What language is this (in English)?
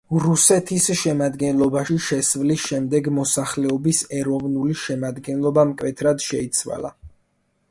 Georgian